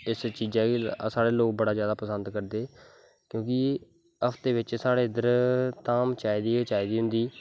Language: Dogri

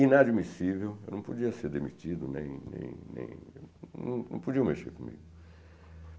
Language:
Portuguese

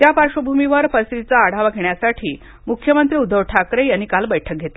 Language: Marathi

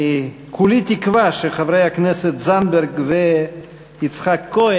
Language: Hebrew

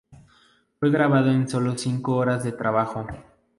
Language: Spanish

